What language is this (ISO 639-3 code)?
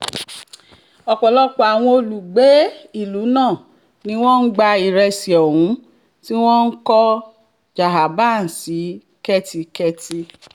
yor